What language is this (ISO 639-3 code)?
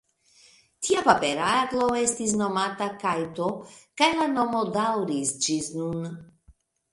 epo